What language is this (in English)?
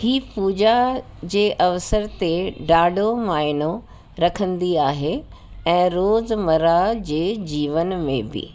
Sindhi